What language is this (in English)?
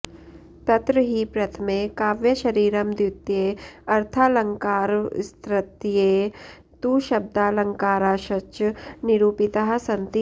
Sanskrit